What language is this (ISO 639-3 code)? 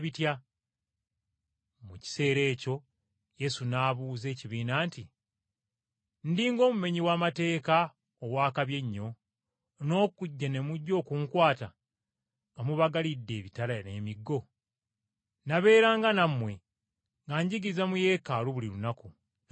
lug